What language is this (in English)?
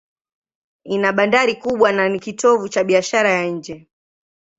Swahili